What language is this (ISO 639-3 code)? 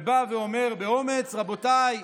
heb